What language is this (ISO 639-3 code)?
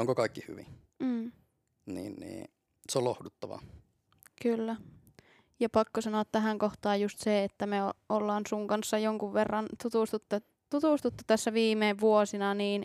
fin